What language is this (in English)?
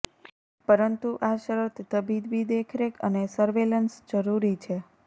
Gujarati